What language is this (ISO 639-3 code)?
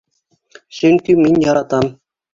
bak